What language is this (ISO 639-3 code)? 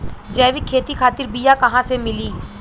bho